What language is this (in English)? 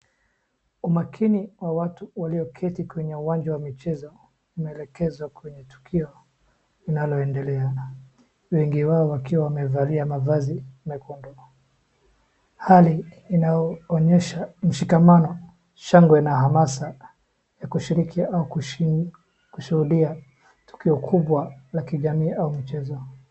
Swahili